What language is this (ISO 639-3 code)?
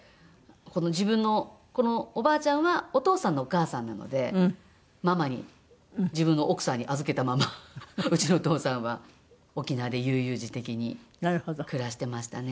jpn